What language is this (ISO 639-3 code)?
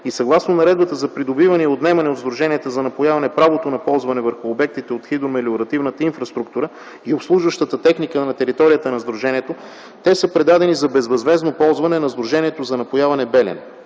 bul